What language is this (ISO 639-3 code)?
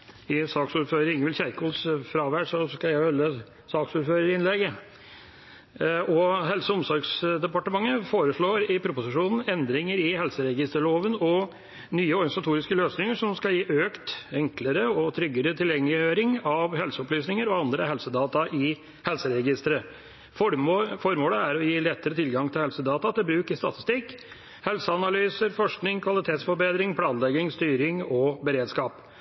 nor